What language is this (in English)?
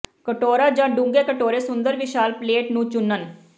Punjabi